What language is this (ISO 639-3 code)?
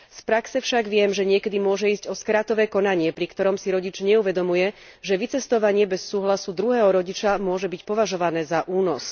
slk